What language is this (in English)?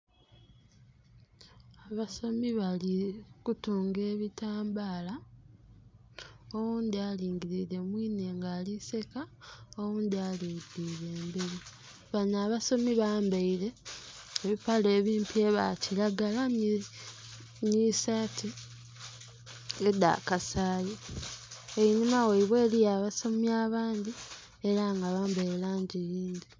Soga